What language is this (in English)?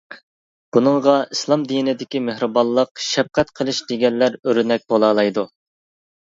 Uyghur